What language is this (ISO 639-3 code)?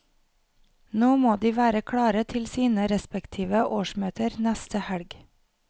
nor